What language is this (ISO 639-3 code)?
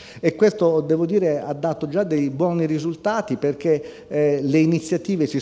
ita